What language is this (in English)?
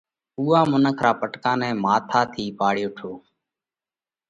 Parkari Koli